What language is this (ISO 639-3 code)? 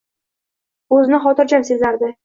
uzb